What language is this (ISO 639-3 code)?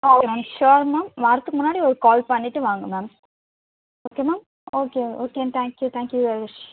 tam